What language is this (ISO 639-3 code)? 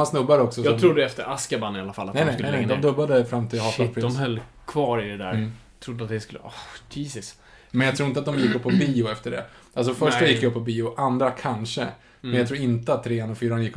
swe